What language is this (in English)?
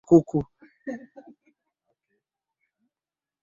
Swahili